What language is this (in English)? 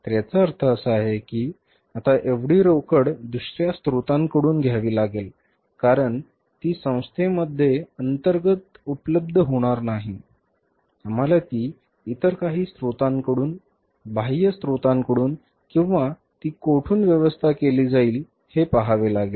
Marathi